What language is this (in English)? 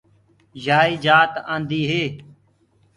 Gurgula